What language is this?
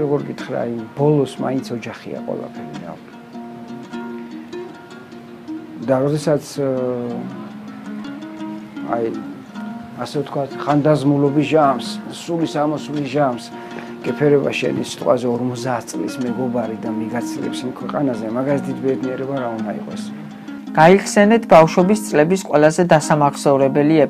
Romanian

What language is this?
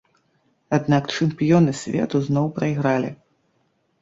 Belarusian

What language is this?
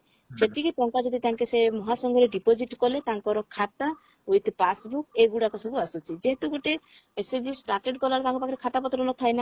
Odia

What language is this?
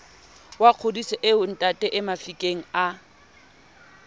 Southern Sotho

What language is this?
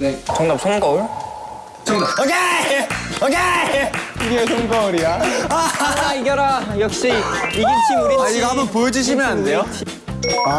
Korean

